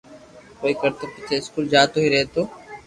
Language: Loarki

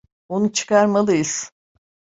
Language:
Turkish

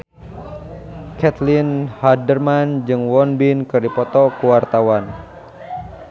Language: Sundanese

